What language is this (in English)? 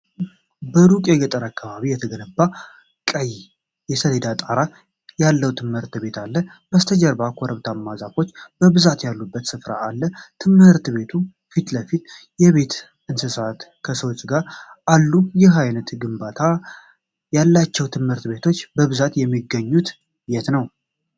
Amharic